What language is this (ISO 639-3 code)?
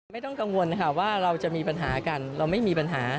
tha